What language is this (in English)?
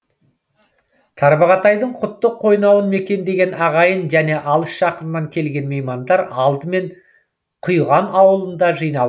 Kazakh